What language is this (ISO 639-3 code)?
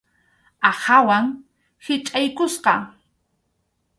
qxu